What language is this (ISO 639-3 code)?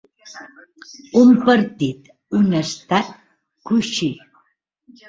cat